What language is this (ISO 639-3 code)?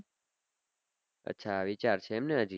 guj